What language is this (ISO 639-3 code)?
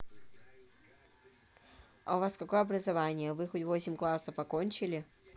rus